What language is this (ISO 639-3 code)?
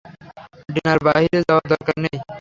ben